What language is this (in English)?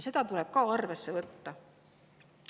Estonian